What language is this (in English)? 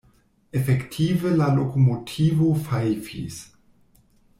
Esperanto